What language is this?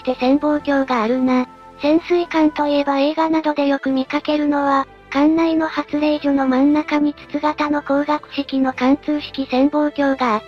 Japanese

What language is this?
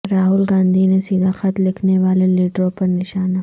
Urdu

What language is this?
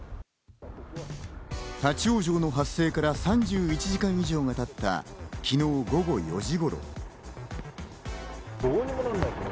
Japanese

